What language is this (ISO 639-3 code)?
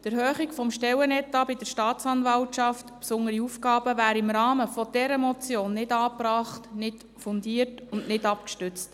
gsw